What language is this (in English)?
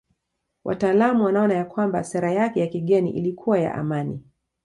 Swahili